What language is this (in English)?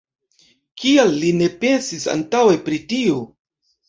Esperanto